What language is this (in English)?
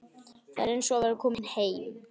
Icelandic